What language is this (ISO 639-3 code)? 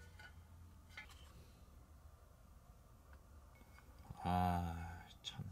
kor